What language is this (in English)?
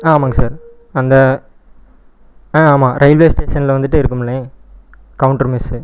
Tamil